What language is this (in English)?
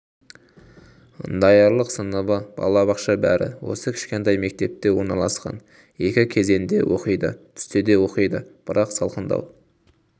Kazakh